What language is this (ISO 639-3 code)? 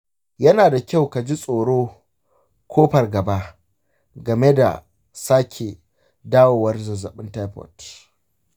hau